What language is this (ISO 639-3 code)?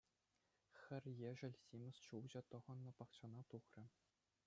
chv